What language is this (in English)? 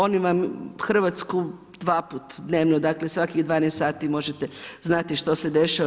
Croatian